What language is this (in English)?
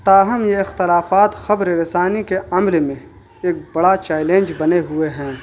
Urdu